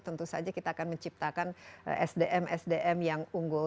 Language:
Indonesian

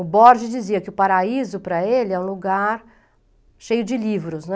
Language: Portuguese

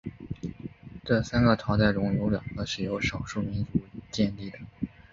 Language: Chinese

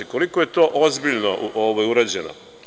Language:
Serbian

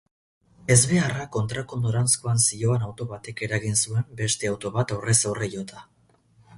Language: Basque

